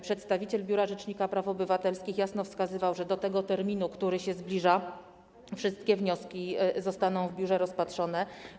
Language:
Polish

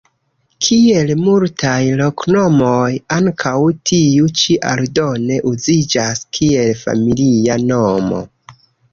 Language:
Esperanto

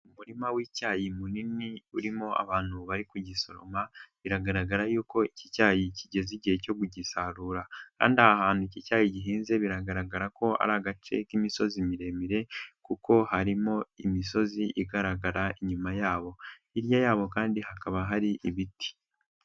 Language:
Kinyarwanda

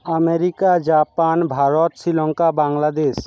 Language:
Bangla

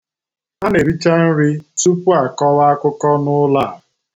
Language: Igbo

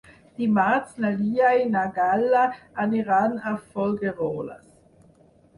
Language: Catalan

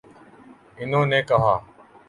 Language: Urdu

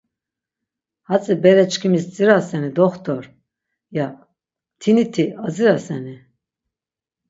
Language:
Laz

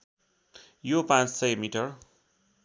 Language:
Nepali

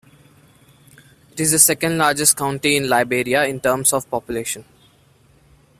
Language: English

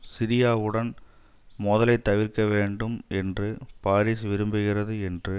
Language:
Tamil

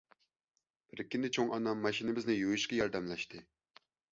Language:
Uyghur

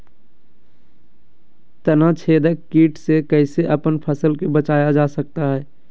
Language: Magahi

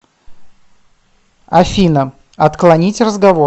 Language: Russian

